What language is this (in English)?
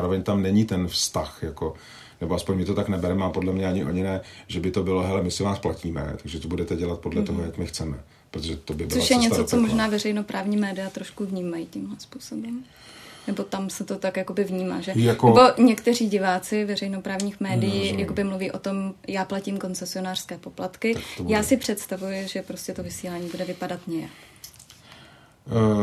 Czech